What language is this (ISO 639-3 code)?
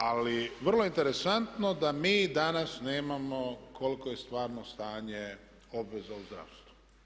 hrv